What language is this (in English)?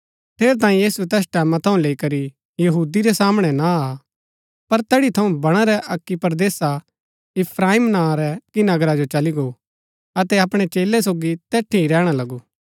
Gaddi